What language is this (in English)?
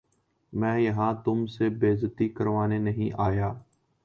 Urdu